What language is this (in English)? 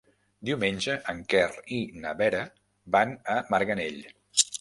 Catalan